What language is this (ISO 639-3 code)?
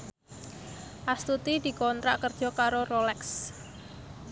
jav